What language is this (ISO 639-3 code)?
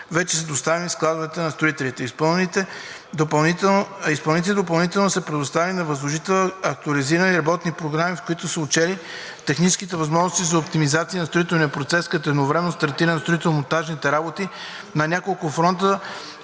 bul